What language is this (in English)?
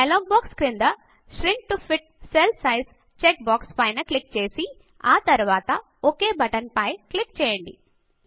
Telugu